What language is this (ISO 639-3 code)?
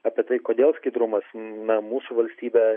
lit